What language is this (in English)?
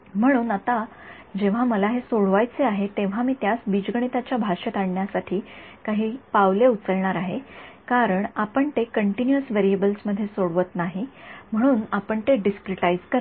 Marathi